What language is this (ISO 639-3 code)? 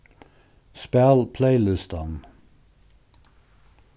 fao